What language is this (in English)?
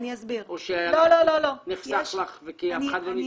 Hebrew